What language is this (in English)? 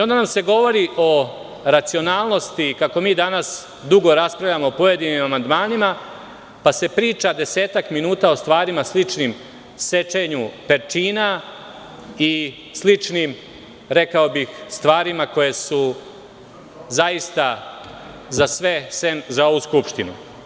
Serbian